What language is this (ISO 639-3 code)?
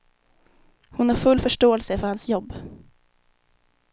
swe